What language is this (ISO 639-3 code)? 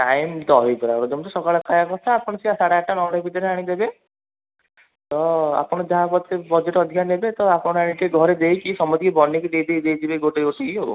ori